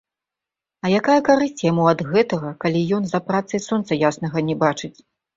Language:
Belarusian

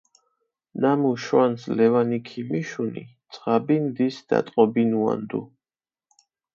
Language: Mingrelian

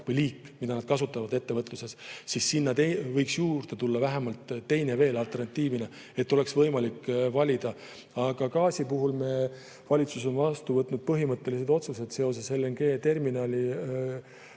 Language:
Estonian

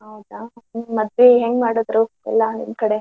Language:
Kannada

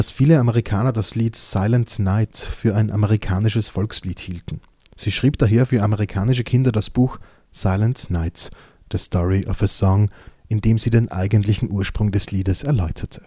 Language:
German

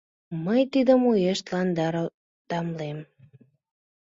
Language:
Mari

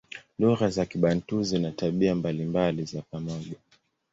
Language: Swahili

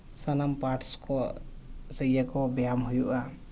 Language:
Santali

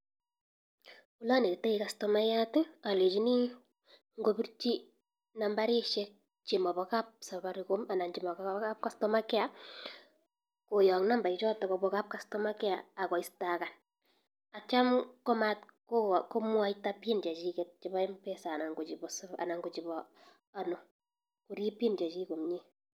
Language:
Kalenjin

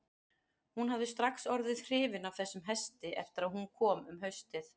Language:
Icelandic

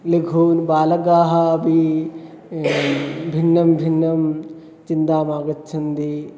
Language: Sanskrit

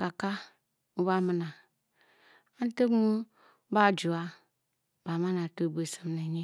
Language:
Bokyi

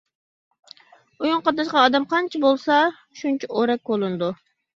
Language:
Uyghur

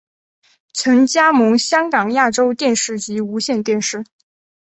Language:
Chinese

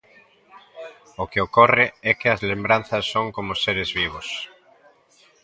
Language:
Galician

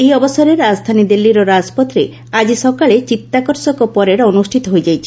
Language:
Odia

